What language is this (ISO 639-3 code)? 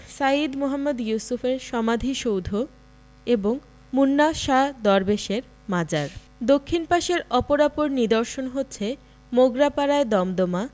ben